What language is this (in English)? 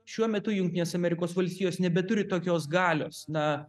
Lithuanian